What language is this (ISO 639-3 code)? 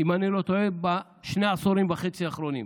heb